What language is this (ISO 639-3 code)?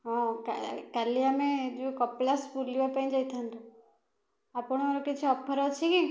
ori